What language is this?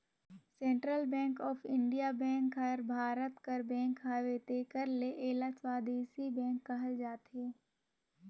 Chhattisgarhi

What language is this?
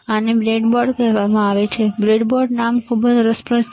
Gujarati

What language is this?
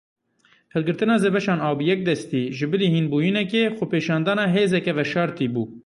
Kurdish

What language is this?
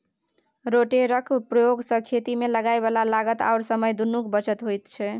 Maithili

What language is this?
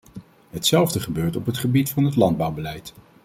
Dutch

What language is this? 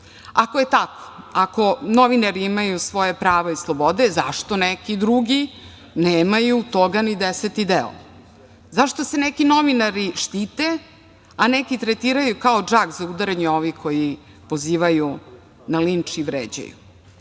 Serbian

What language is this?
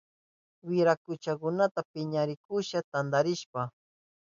Southern Pastaza Quechua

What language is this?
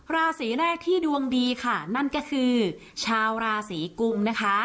Thai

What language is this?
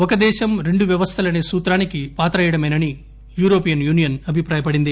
Telugu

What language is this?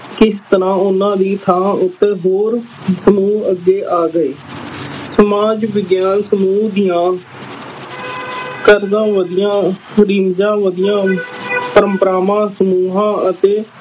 Punjabi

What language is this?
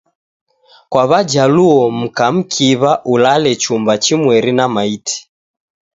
Taita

